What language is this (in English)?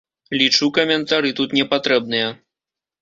Belarusian